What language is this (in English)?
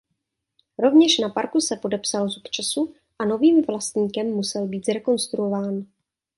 Czech